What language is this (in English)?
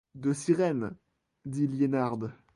French